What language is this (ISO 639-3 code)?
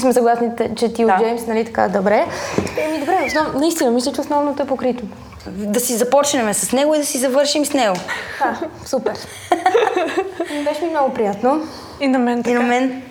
bul